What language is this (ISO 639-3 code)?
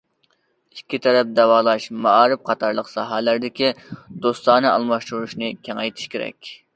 uig